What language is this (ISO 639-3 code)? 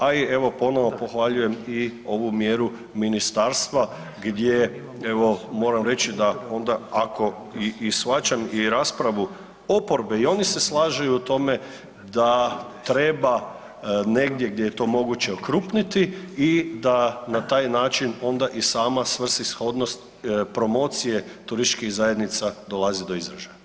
hrv